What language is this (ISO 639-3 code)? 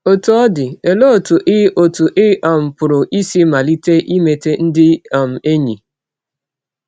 ibo